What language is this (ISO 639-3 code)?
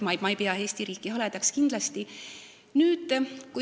est